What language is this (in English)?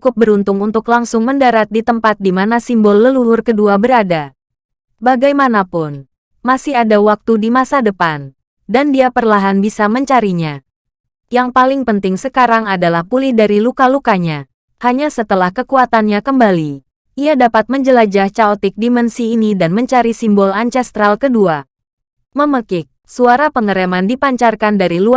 Indonesian